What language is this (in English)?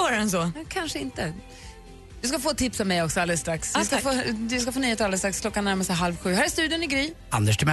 Swedish